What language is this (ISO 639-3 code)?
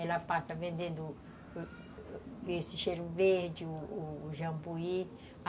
por